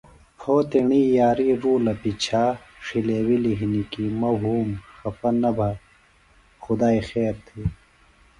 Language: Phalura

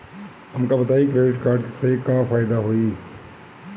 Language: Bhojpuri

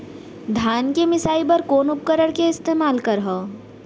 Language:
Chhattisgarhi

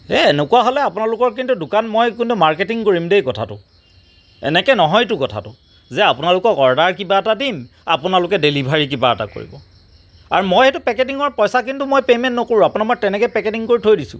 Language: Assamese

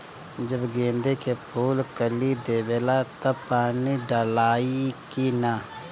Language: Bhojpuri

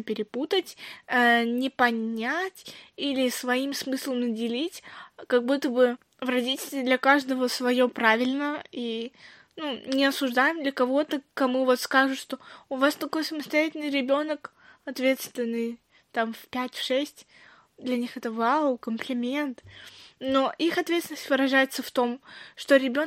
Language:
Russian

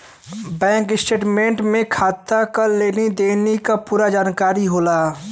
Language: Bhojpuri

